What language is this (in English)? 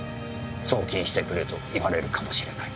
Japanese